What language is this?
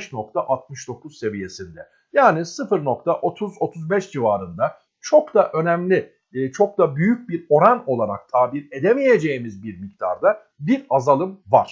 Turkish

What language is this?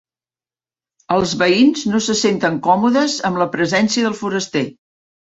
Catalan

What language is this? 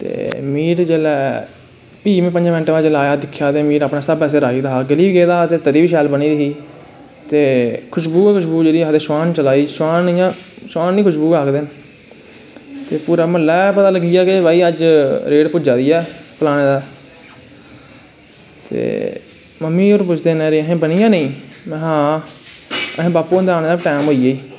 Dogri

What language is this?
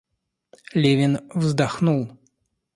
Russian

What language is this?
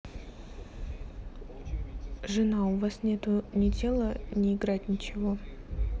Russian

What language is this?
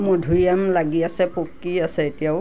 Assamese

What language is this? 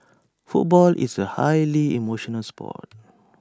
English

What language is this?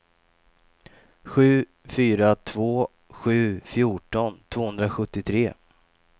Swedish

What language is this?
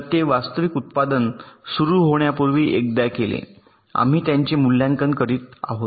Marathi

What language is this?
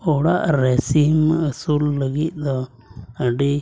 Santali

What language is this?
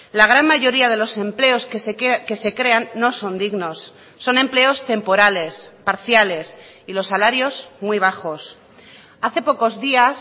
Spanish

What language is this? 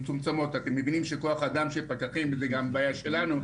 Hebrew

